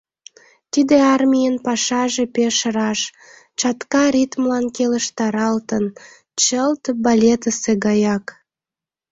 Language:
Mari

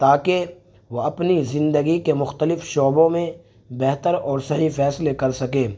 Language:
Urdu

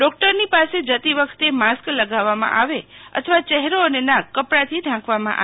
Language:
Gujarati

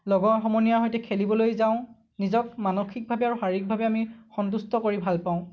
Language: Assamese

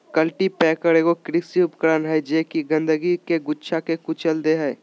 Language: Magahi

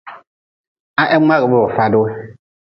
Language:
Nawdm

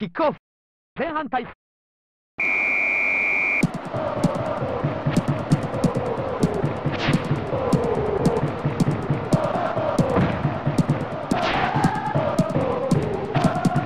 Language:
Japanese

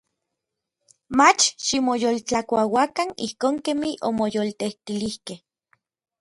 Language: Orizaba Nahuatl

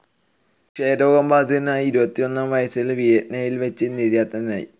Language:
Malayalam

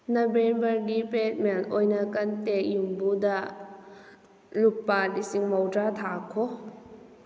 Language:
Manipuri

